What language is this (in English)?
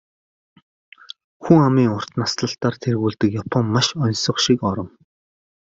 Mongolian